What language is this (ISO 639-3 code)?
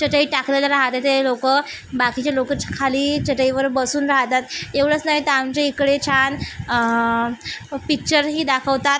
mar